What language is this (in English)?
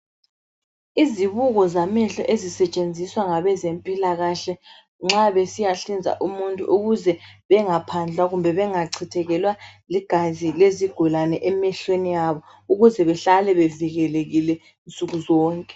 North Ndebele